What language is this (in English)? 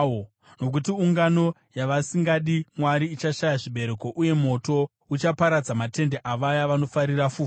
Shona